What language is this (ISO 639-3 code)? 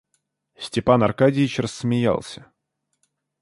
rus